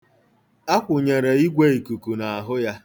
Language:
Igbo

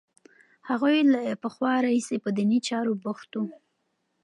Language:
Pashto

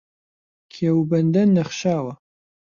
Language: Central Kurdish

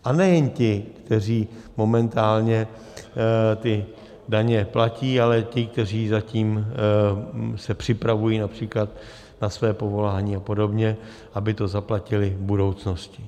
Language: Czech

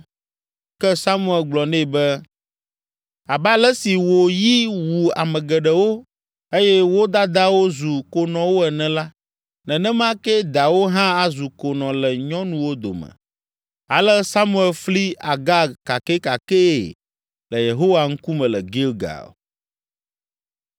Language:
Ewe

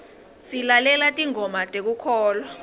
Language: Swati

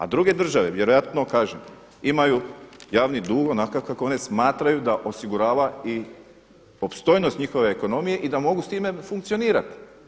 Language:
Croatian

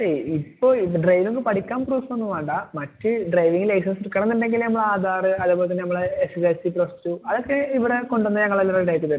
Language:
Malayalam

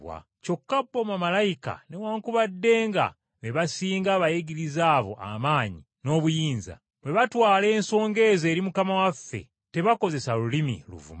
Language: Ganda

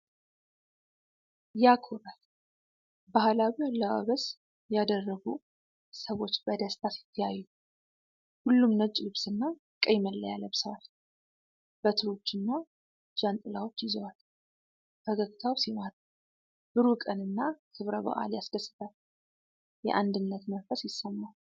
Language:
Amharic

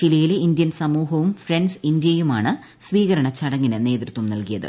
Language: Malayalam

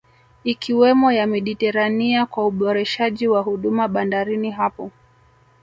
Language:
Swahili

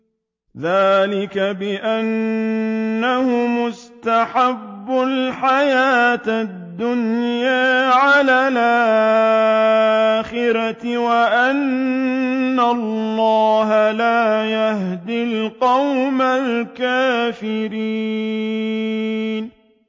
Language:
Arabic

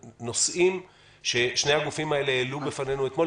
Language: Hebrew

